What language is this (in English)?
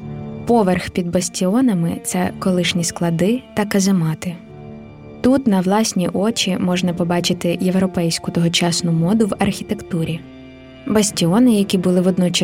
Ukrainian